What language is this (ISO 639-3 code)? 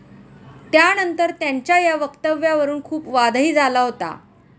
mar